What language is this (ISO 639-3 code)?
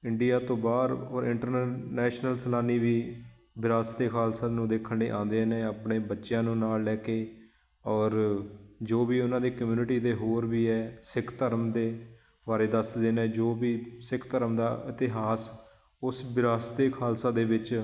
pan